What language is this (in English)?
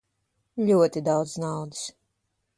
Latvian